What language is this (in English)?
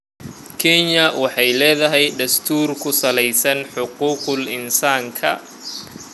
Somali